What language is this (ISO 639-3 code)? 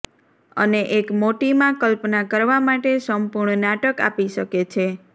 guj